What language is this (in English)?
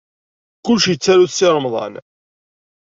Kabyle